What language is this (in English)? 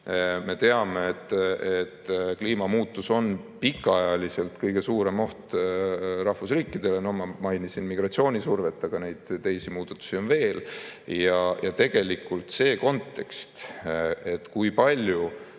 Estonian